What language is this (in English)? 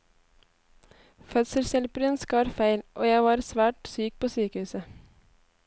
Norwegian